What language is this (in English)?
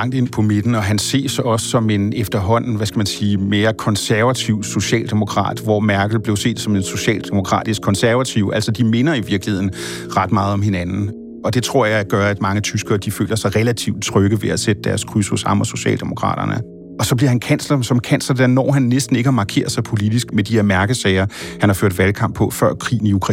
Danish